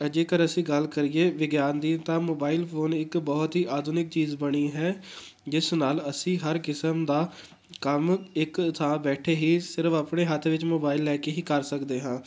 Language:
Punjabi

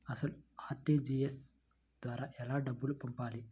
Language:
Telugu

